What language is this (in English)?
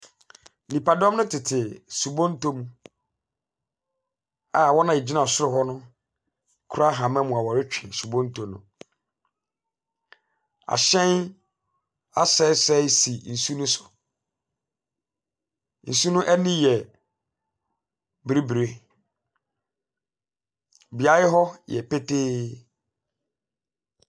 Akan